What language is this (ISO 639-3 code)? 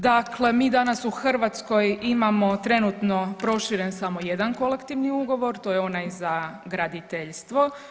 hrv